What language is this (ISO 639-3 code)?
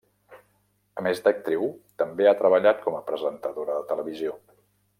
cat